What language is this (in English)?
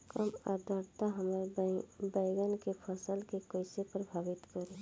Bhojpuri